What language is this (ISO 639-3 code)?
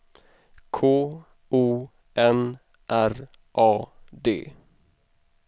swe